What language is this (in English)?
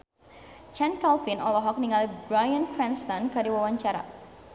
Sundanese